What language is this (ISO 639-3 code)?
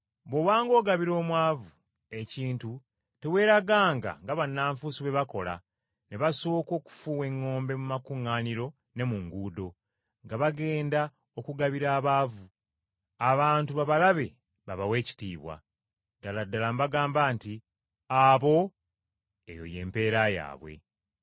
lug